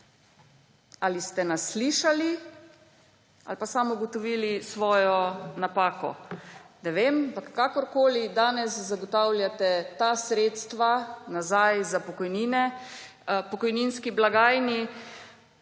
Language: Slovenian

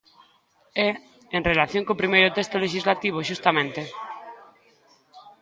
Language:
Galician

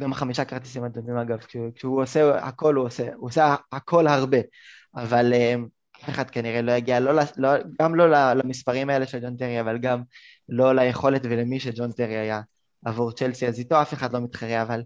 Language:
Hebrew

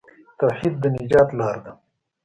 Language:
Pashto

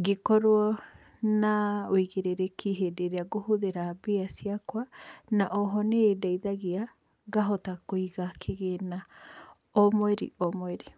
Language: Kikuyu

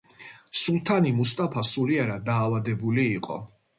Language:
Georgian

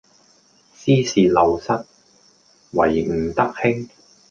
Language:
Cantonese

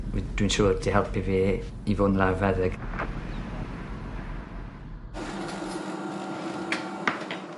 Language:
Welsh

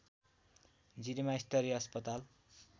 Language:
Nepali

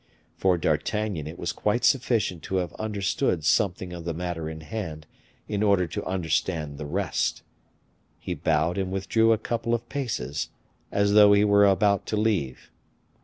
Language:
English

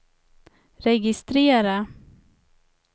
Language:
Swedish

